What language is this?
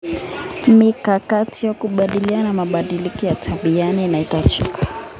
Kalenjin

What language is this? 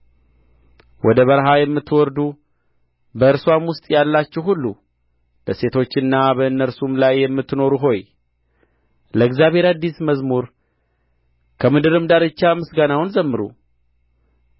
Amharic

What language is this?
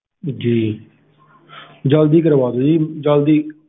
Punjabi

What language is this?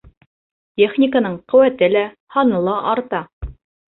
Bashkir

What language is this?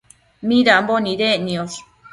Matsés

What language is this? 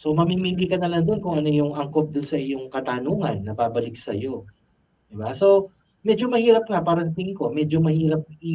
Filipino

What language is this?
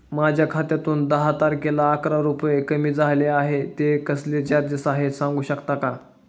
Marathi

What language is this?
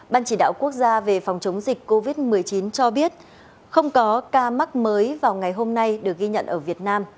Vietnamese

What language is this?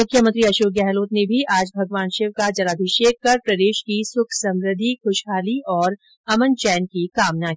Hindi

